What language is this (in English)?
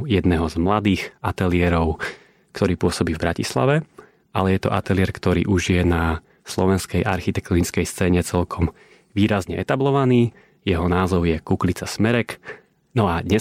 Slovak